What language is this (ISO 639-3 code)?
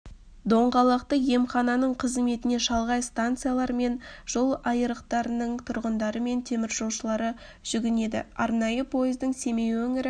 kaz